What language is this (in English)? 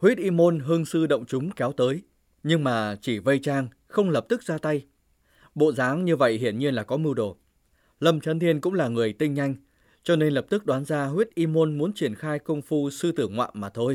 Vietnamese